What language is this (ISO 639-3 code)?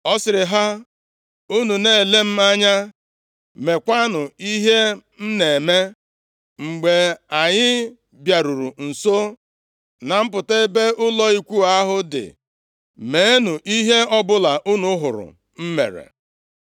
ibo